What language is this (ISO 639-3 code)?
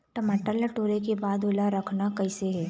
hne